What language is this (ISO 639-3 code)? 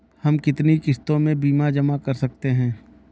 hin